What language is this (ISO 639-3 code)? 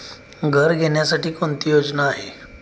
mar